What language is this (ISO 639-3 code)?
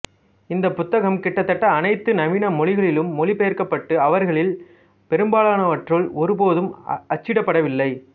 tam